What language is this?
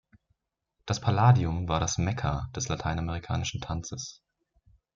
German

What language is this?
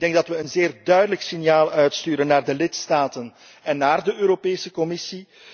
Dutch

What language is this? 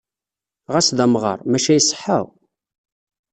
Kabyle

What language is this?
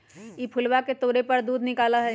Magahi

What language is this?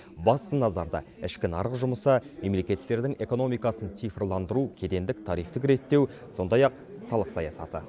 Kazakh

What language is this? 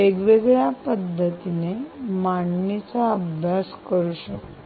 Marathi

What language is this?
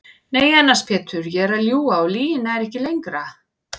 Icelandic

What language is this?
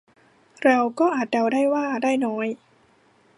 Thai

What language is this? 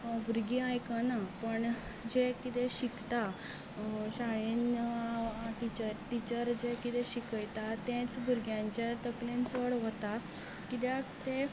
Konkani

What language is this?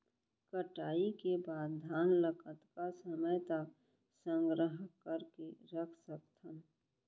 Chhattisgarhi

